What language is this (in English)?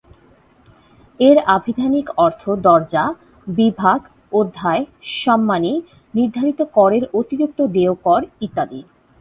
Bangla